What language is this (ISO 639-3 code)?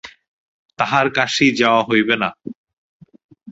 ben